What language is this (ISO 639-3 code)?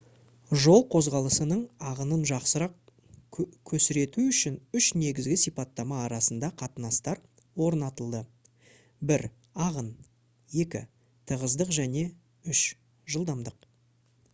kaz